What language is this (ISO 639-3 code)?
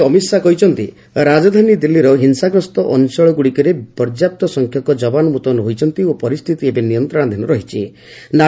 ori